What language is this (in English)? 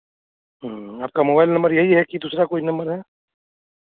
Hindi